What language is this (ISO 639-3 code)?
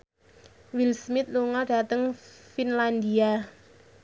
jav